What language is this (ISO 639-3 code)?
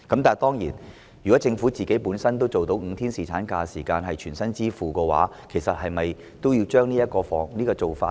yue